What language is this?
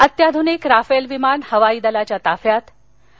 Marathi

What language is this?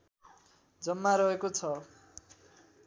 Nepali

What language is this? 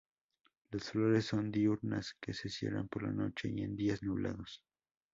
Spanish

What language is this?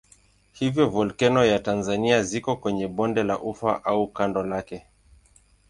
Swahili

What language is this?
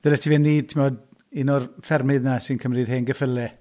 Welsh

